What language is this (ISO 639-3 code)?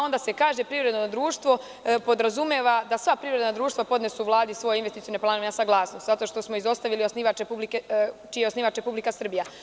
srp